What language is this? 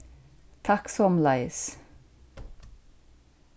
Faroese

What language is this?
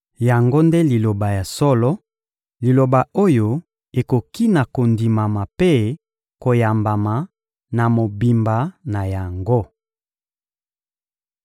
Lingala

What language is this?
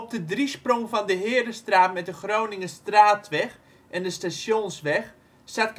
Dutch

